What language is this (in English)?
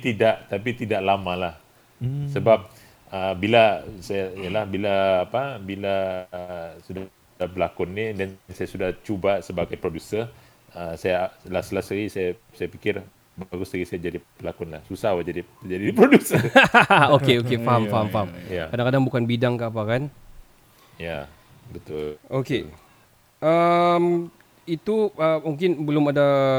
Malay